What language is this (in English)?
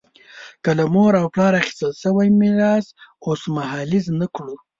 Pashto